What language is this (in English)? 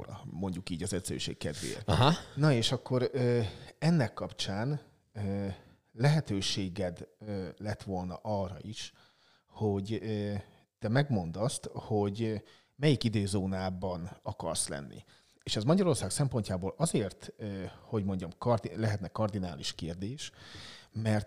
Hungarian